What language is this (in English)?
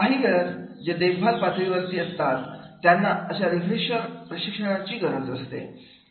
Marathi